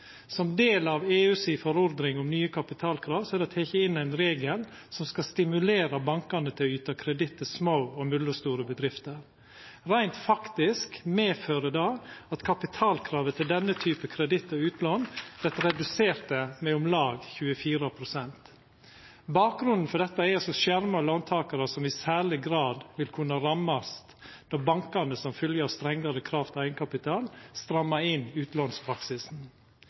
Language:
Norwegian Nynorsk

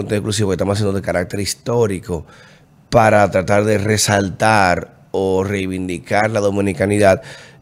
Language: Spanish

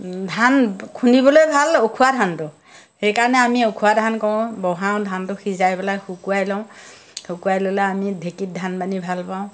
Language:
Assamese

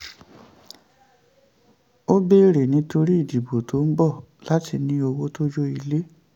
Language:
Yoruba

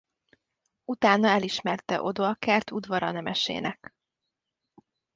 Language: Hungarian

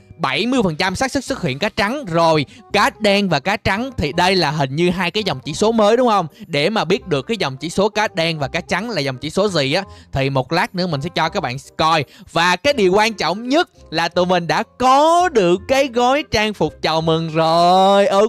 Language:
Vietnamese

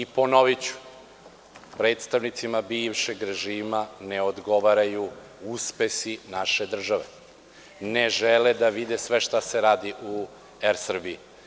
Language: Serbian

